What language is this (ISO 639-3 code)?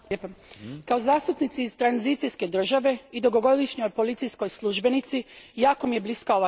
hrv